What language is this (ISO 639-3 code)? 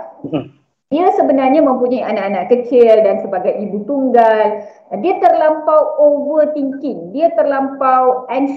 msa